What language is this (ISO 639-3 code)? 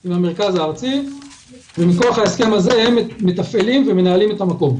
heb